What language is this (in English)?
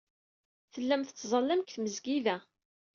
Kabyle